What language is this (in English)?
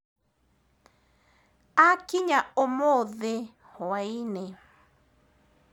Kikuyu